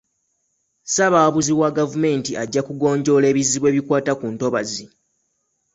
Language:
Ganda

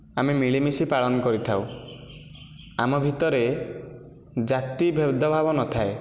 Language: Odia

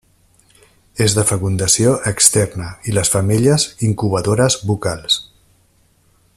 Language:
Catalan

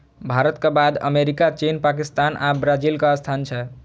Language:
Maithili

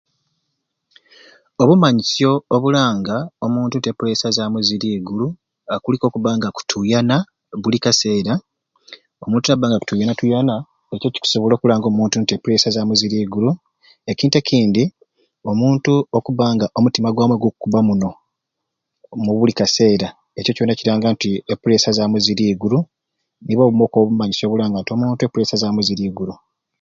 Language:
Ruuli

